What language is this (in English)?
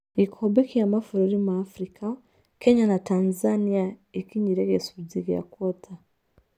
Kikuyu